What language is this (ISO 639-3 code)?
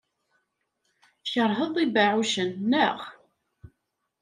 kab